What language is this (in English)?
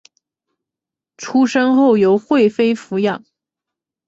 Chinese